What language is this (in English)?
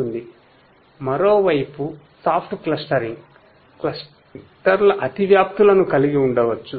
Telugu